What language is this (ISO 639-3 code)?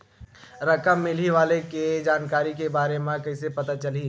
hne